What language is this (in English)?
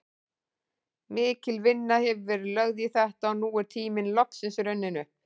Icelandic